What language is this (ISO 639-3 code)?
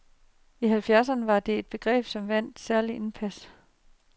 dan